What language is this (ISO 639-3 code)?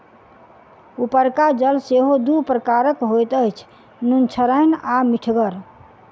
mai